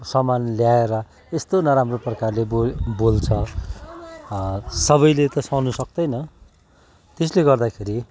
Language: Nepali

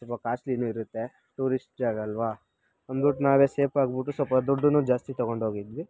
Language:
Kannada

